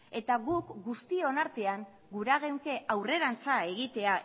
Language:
Basque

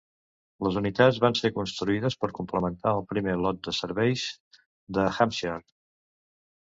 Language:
Catalan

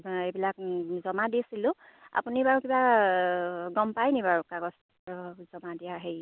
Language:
Assamese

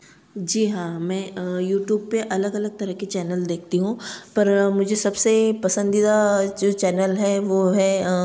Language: Hindi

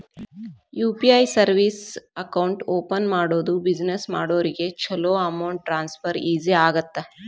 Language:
Kannada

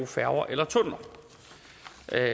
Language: Danish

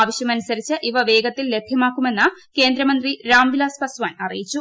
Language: Malayalam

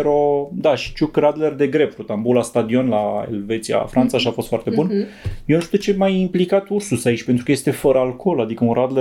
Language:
Romanian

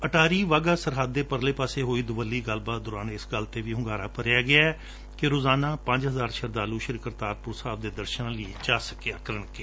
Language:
Punjabi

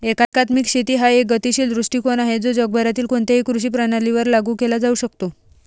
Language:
Marathi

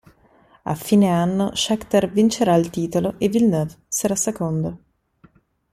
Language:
Italian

